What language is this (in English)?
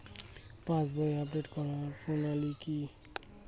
Bangla